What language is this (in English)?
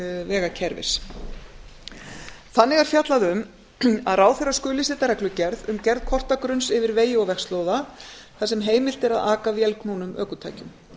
Icelandic